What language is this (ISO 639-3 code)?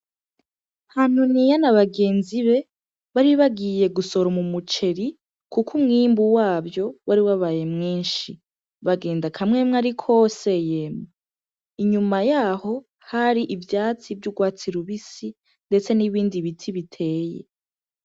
run